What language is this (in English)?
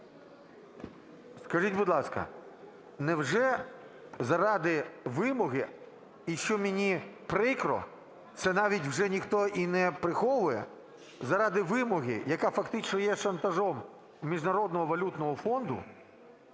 Ukrainian